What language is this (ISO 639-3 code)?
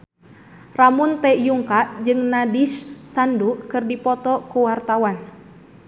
sun